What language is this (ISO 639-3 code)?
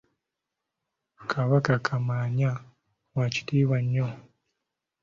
lug